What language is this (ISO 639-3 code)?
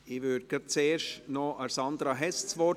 gsw